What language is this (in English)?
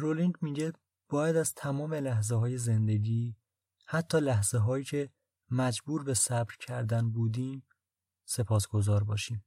Persian